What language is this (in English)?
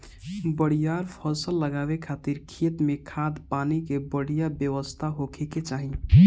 Bhojpuri